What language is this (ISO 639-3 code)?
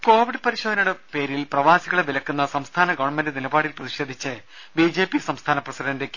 mal